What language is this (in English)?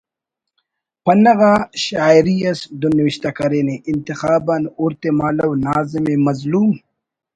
Brahui